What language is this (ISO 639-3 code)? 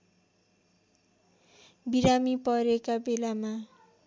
nep